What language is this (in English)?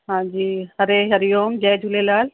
Sindhi